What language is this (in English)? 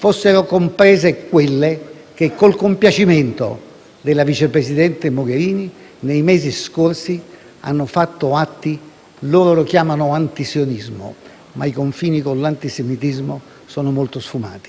Italian